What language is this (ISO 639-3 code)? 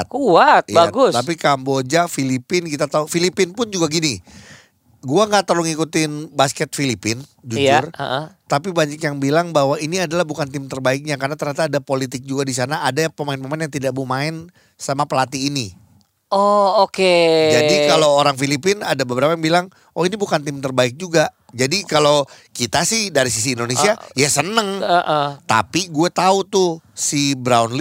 ind